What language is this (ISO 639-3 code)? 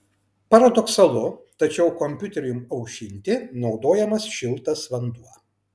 lit